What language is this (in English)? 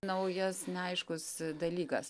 Lithuanian